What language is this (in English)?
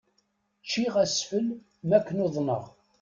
Kabyle